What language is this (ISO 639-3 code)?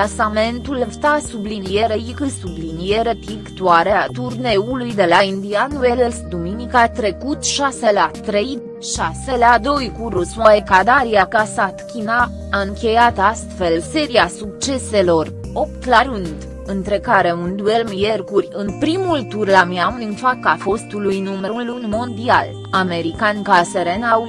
ron